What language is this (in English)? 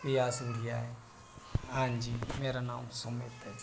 Dogri